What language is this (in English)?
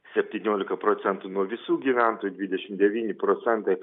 Lithuanian